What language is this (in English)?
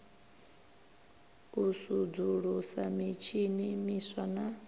Venda